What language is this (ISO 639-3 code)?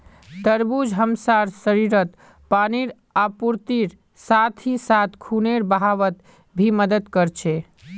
mag